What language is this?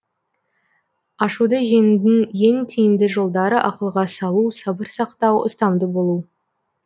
Kazakh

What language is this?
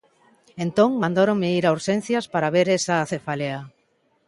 Galician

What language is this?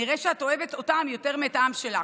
Hebrew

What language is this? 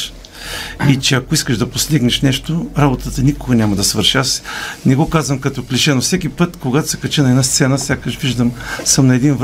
Bulgarian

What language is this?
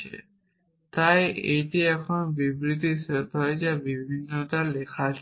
Bangla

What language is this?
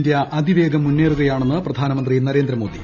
Malayalam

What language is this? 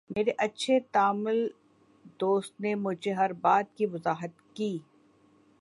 Urdu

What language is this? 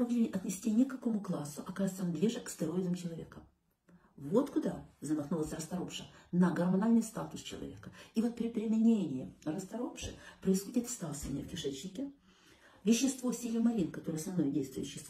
Russian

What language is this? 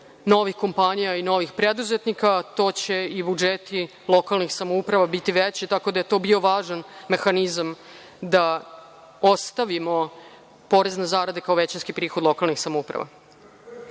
Serbian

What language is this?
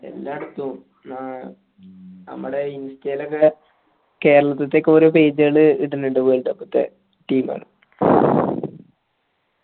Malayalam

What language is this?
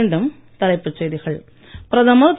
Tamil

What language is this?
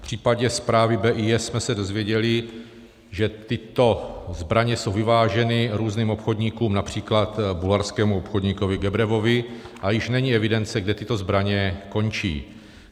Czech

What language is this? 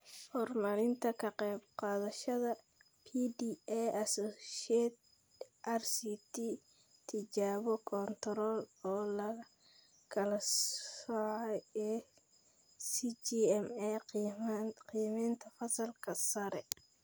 Somali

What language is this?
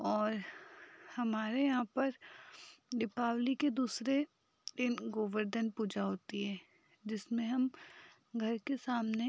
Hindi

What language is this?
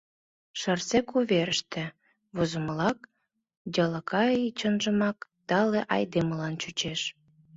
Mari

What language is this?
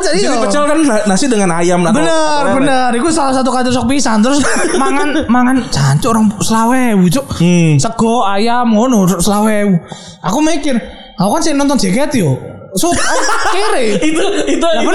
Indonesian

